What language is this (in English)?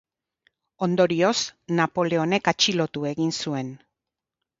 Basque